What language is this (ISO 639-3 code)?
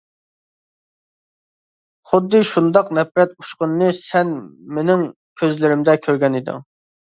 uig